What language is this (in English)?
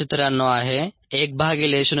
Marathi